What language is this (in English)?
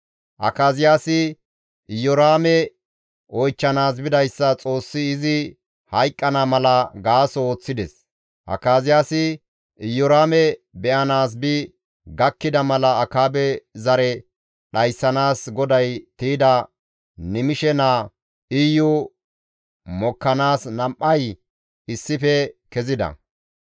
Gamo